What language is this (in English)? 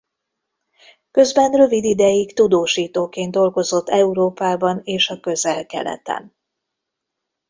Hungarian